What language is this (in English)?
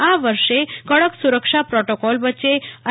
Gujarati